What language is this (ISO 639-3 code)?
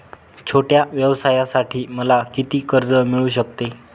mar